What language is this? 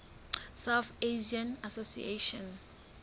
Southern Sotho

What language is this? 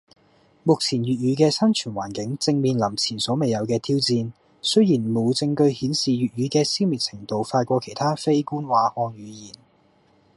Cantonese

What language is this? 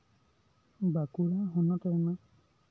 Santali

